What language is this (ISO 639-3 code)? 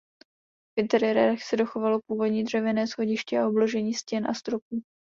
ces